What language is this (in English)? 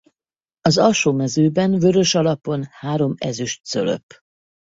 Hungarian